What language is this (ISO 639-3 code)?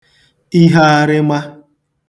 ibo